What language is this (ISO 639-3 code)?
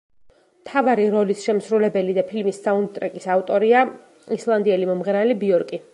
kat